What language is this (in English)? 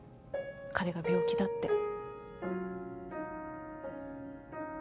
Japanese